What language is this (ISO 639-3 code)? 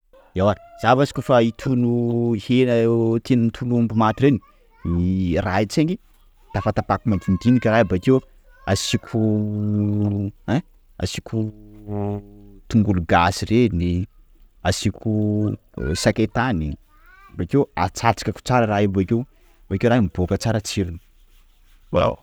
skg